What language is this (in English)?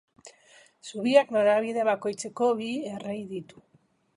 Basque